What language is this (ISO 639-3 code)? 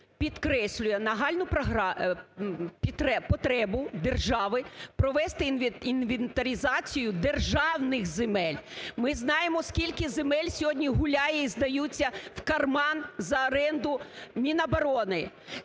ukr